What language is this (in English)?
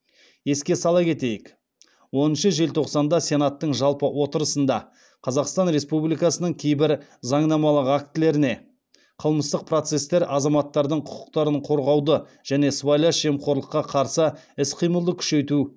Kazakh